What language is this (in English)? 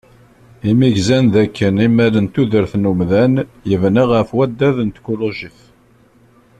Kabyle